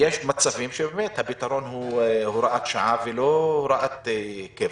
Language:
Hebrew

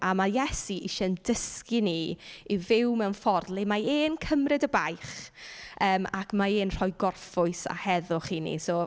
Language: Welsh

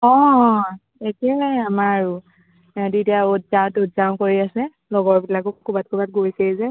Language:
Assamese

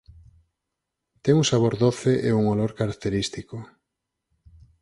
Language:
Galician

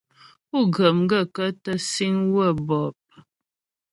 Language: Ghomala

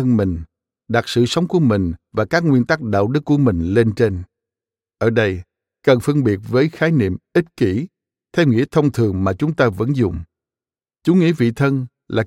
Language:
Vietnamese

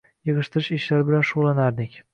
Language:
Uzbek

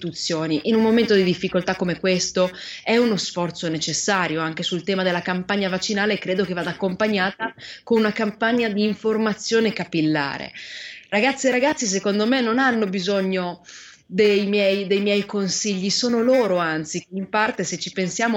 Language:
Italian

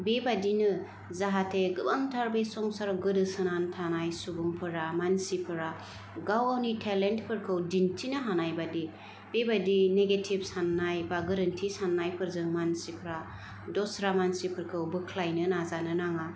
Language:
Bodo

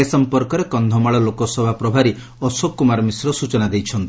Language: Odia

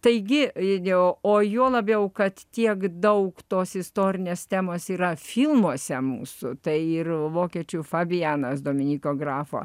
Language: Lithuanian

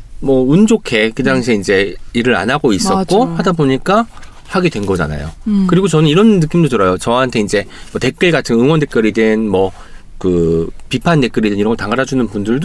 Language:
Korean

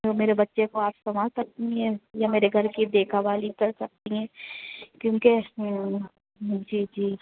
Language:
Urdu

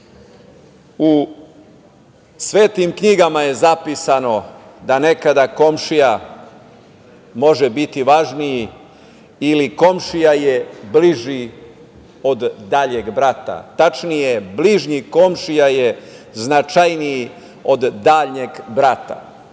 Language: Serbian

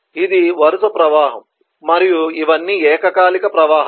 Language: Telugu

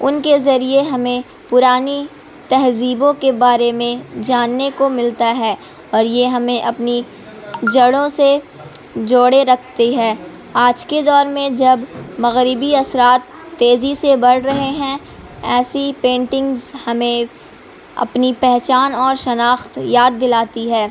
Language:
Urdu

